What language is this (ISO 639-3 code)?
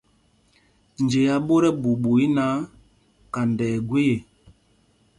mgg